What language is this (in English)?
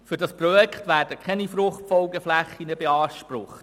Swiss German